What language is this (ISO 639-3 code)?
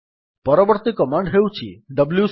ori